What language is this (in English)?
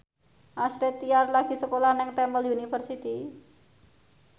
Javanese